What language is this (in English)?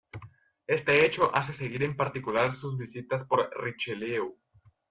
Spanish